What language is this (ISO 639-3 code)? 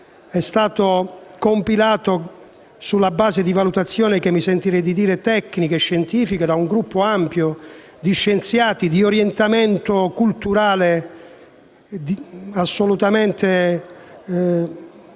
ita